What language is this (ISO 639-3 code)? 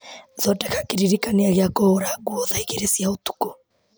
kik